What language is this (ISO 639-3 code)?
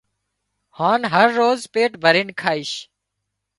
kxp